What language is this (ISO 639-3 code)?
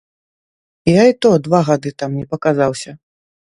bel